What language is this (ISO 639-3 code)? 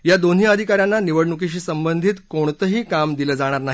mar